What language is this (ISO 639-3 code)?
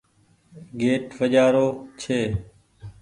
gig